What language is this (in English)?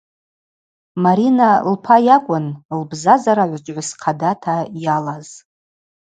Abaza